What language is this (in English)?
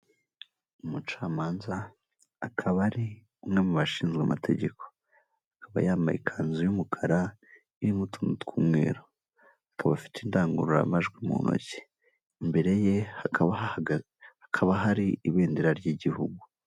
Kinyarwanda